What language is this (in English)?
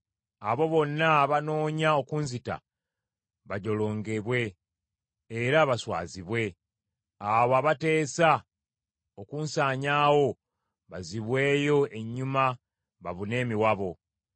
Ganda